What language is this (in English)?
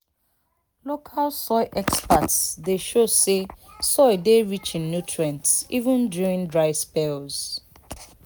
Nigerian Pidgin